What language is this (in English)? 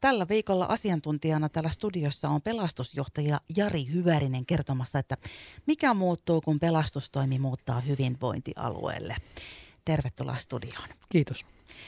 Finnish